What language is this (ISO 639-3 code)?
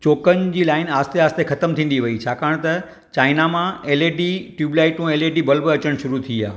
snd